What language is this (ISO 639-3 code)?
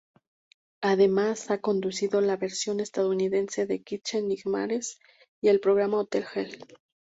spa